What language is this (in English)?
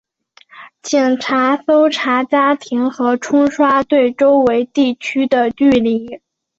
Chinese